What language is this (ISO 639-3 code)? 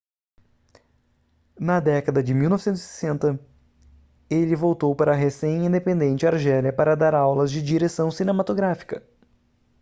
por